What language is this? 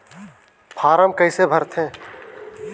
Chhattisgarhi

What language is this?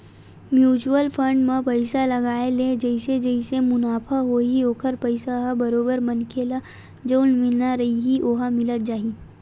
Chhattisgarhi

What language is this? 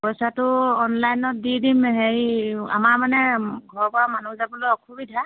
Assamese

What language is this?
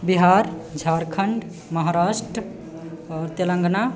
Maithili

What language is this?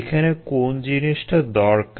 Bangla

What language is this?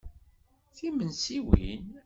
Kabyle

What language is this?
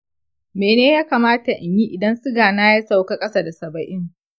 Hausa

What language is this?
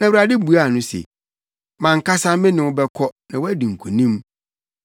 Akan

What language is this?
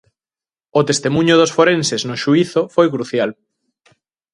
Galician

